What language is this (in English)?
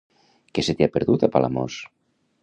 Catalan